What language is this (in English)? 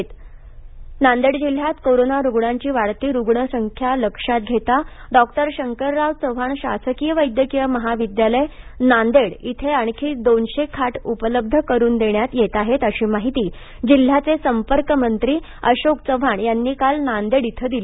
Marathi